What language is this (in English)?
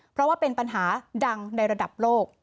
Thai